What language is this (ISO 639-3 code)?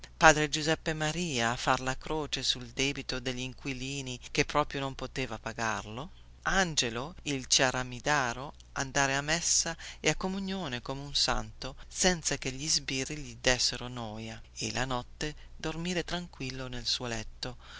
ita